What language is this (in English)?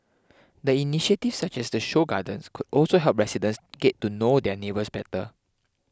English